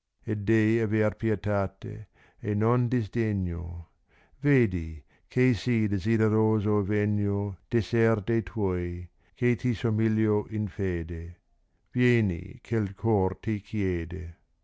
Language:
Italian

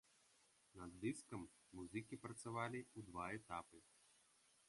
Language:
Belarusian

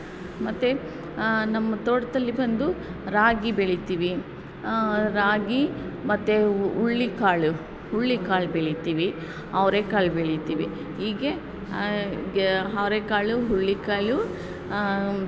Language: Kannada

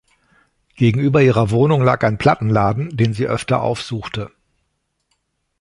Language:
German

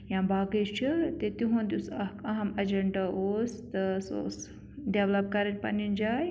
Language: Kashmiri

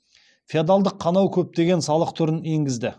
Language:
Kazakh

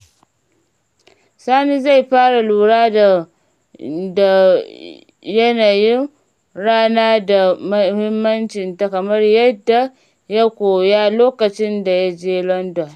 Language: Hausa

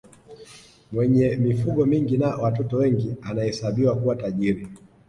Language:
Swahili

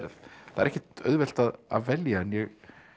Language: Icelandic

